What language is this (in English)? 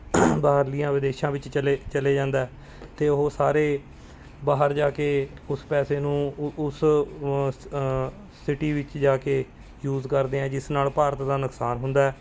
Punjabi